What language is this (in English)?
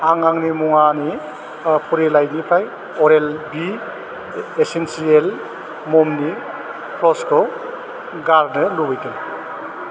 Bodo